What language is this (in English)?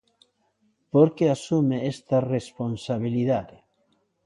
Galician